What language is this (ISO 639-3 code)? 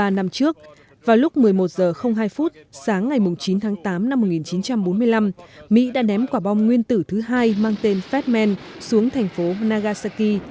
vie